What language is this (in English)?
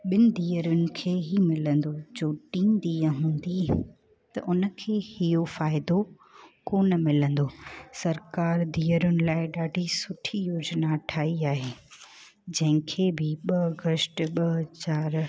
Sindhi